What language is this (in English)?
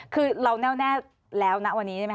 Thai